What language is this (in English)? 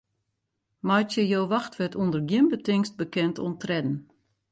Western Frisian